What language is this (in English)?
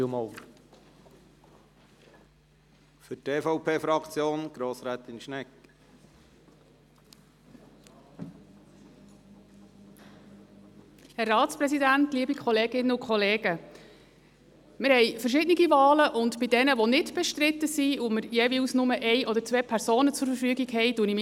Swiss German